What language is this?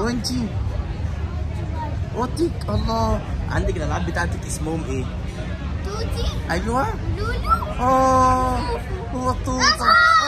Arabic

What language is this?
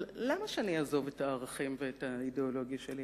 Hebrew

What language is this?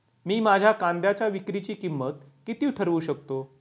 Marathi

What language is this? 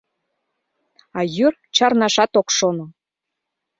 Mari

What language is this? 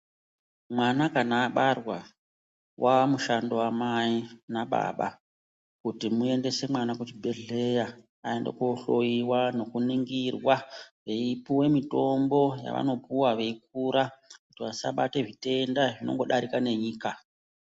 Ndau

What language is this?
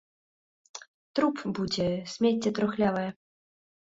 Belarusian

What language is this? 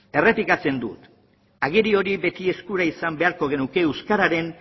Basque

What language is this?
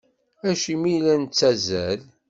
Kabyle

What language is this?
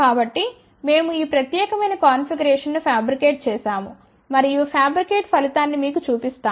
Telugu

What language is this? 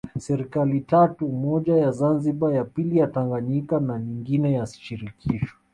Swahili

